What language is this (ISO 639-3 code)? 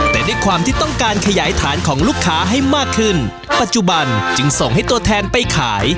tha